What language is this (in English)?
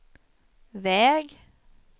Swedish